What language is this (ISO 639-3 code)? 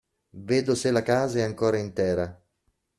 ita